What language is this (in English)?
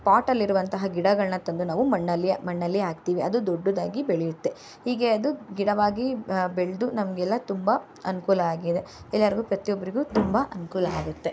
Kannada